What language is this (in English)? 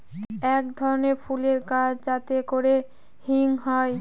Bangla